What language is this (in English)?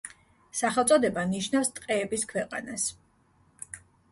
Georgian